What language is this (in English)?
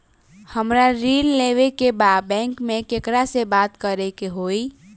Bhojpuri